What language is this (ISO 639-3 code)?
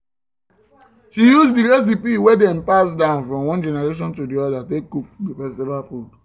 pcm